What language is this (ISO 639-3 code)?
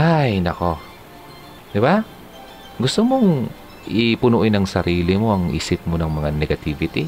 fil